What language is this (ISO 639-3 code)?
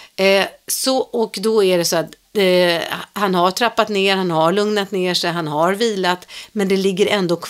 swe